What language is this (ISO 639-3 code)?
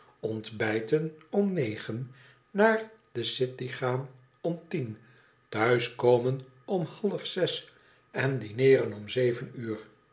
nld